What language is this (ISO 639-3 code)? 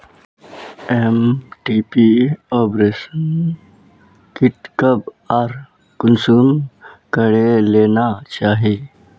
mag